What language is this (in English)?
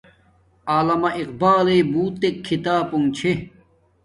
Domaaki